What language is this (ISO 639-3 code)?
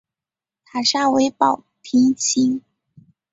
zho